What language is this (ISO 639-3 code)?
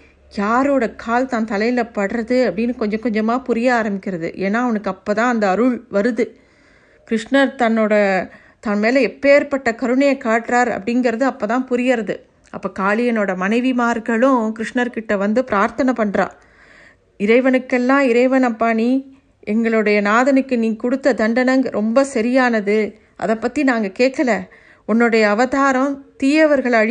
tam